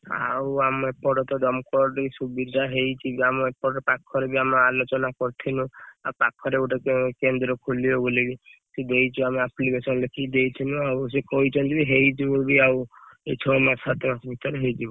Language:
Odia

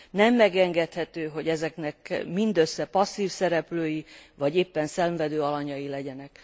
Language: Hungarian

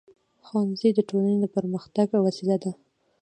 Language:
Pashto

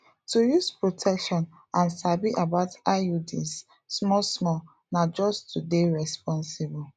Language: Nigerian Pidgin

